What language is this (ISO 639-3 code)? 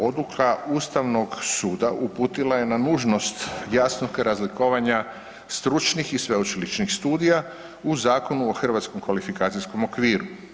hrv